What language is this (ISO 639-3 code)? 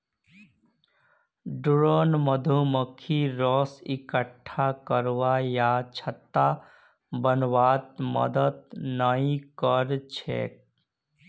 mag